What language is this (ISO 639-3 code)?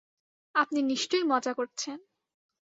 ben